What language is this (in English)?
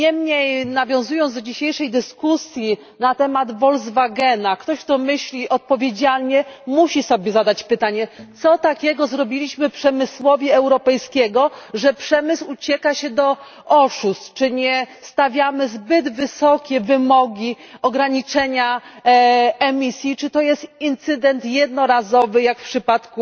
Polish